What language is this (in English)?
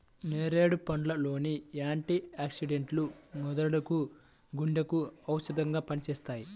Telugu